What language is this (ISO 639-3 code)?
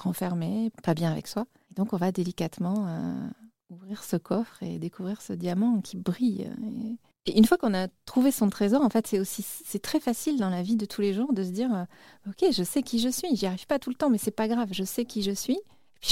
fra